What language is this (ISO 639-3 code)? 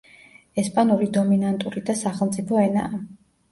kat